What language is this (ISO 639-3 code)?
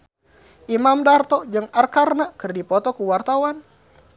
sun